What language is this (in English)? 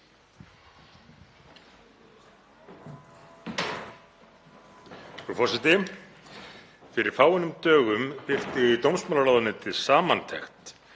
Icelandic